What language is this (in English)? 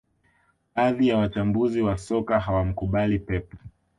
Swahili